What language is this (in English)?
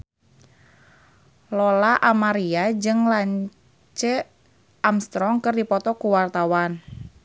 Sundanese